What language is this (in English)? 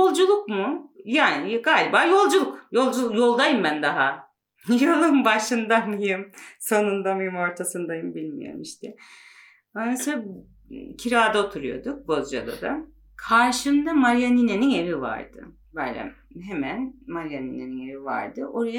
Turkish